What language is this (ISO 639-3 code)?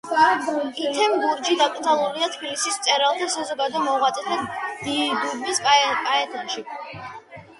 kat